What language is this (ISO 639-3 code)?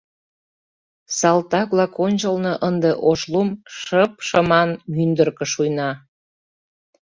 chm